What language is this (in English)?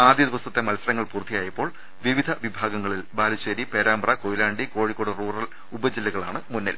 Malayalam